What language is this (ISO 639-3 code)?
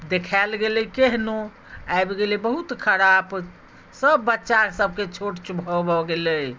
mai